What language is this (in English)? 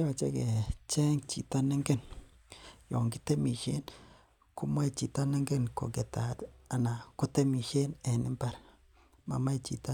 Kalenjin